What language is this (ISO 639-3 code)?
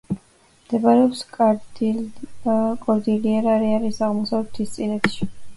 kat